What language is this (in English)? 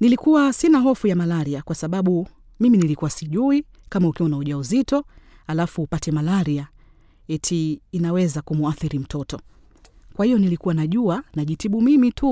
Swahili